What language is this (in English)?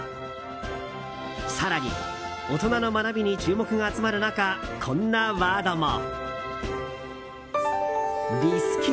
Japanese